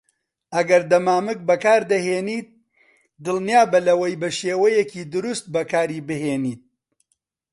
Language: Central Kurdish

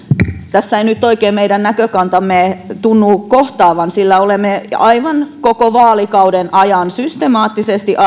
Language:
Finnish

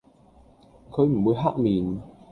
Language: Cantonese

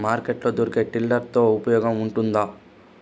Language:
Telugu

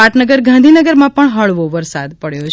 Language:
Gujarati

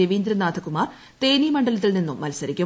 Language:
Malayalam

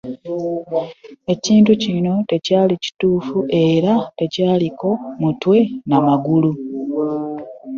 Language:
Ganda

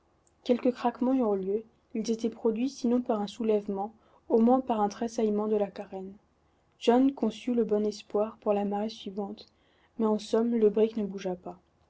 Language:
French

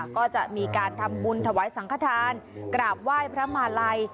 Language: Thai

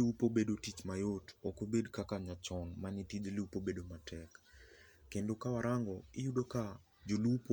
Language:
Luo (Kenya and Tanzania)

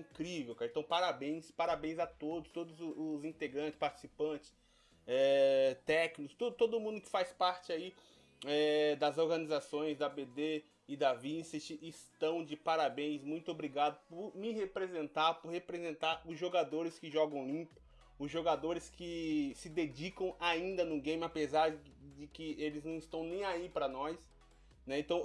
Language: Portuguese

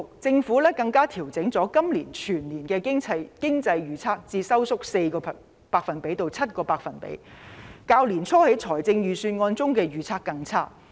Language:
Cantonese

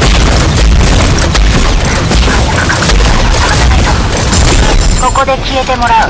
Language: Japanese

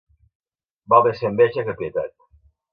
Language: Catalan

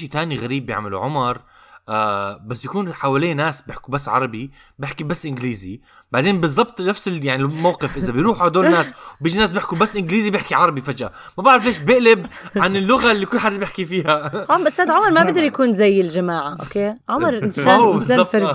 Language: Arabic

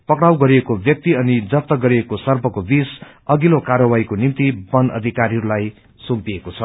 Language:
Nepali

